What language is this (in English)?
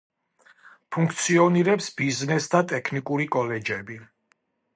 Georgian